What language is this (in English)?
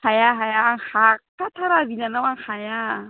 Bodo